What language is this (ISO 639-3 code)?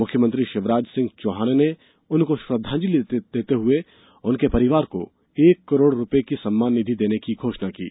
hin